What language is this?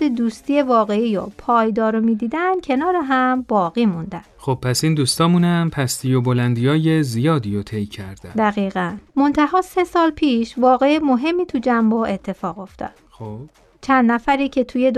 Persian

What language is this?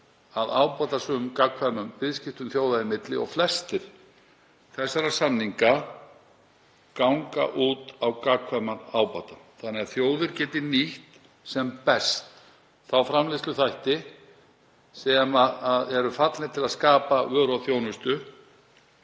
Icelandic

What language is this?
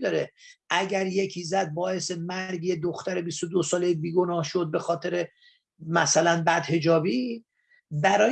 Persian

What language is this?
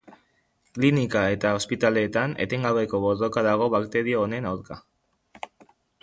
Basque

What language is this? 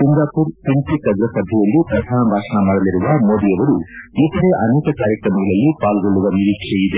Kannada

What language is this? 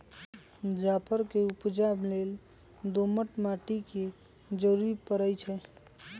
Magahi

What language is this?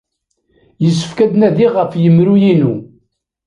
Kabyle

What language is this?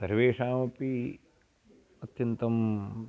Sanskrit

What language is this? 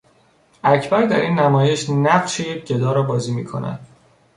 Persian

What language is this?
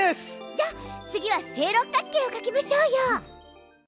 Japanese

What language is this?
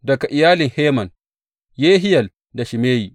Hausa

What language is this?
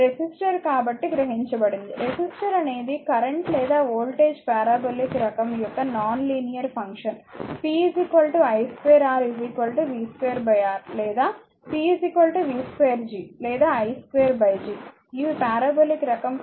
Telugu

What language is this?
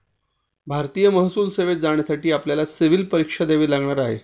Marathi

